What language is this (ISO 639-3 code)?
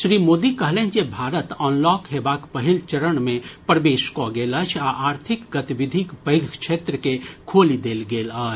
mai